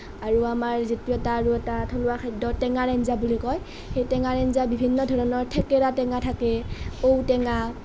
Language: Assamese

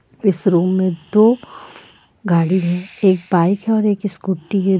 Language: Hindi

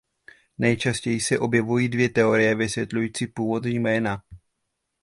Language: Czech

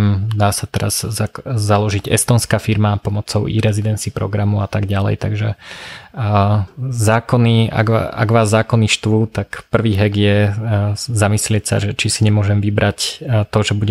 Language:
Slovak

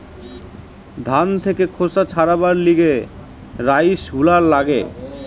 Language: Bangla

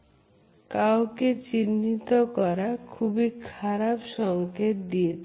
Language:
Bangla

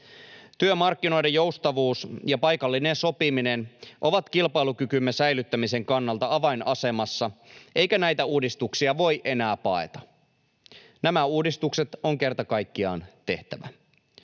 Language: Finnish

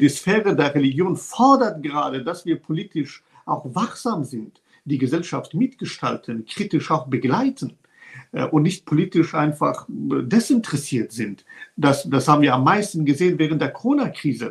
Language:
German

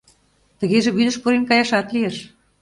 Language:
Mari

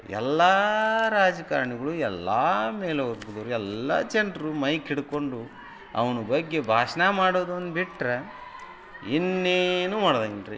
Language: Kannada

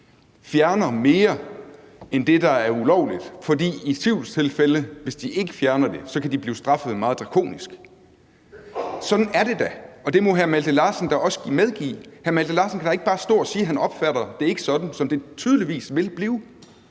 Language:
Danish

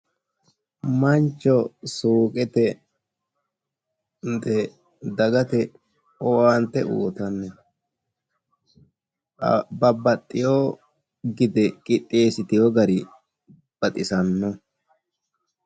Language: Sidamo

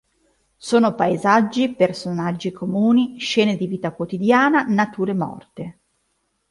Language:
Italian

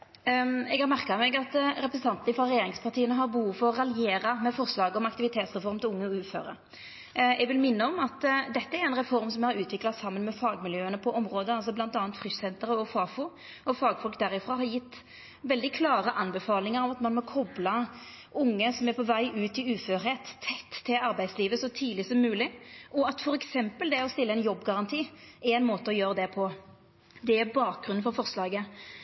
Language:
Norwegian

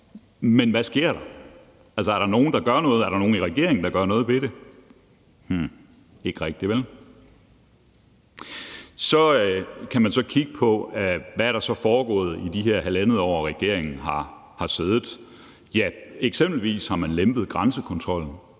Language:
Danish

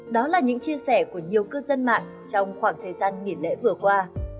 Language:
Vietnamese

